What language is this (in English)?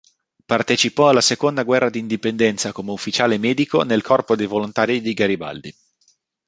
Italian